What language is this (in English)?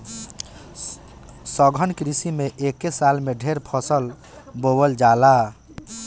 Bhojpuri